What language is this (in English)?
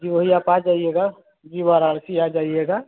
Hindi